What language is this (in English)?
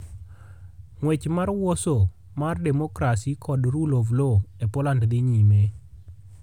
Luo (Kenya and Tanzania)